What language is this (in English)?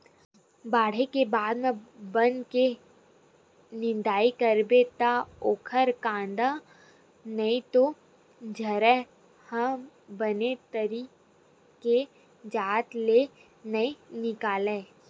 Chhattisgarhi